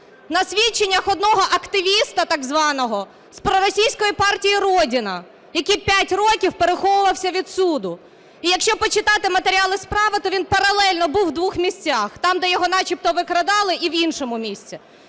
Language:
Ukrainian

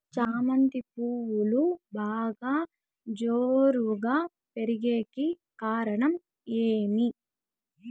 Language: Telugu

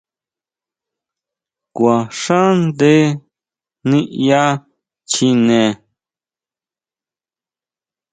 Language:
Huautla Mazatec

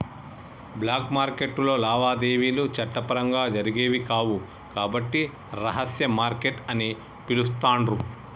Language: Telugu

